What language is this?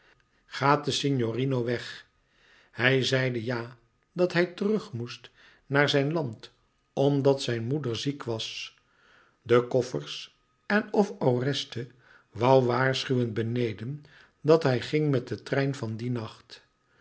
Dutch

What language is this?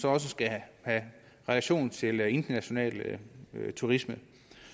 Danish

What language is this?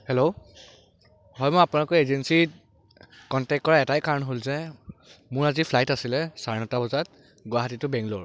Assamese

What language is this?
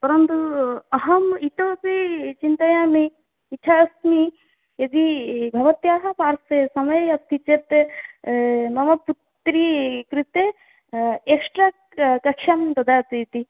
Sanskrit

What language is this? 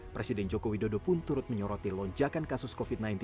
Indonesian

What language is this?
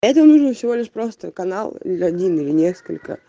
Russian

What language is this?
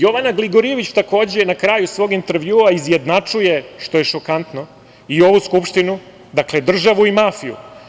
Serbian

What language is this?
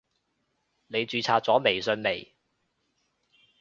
Cantonese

